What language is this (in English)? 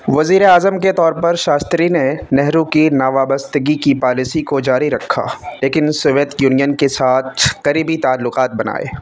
Urdu